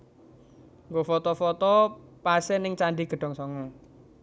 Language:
Javanese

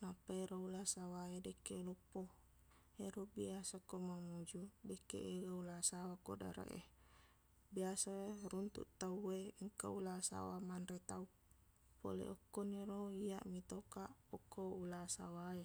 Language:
Buginese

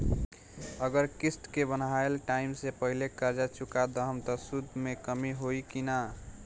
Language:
Bhojpuri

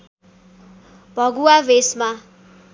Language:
Nepali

